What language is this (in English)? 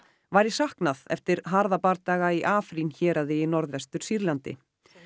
Icelandic